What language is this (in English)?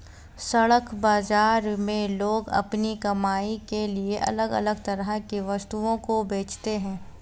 Hindi